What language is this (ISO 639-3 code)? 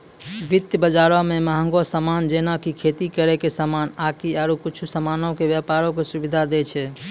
mai